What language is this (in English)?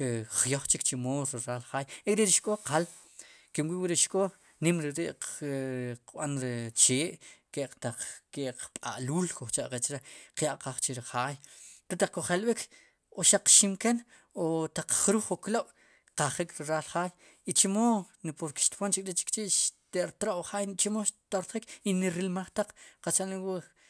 Sipacapense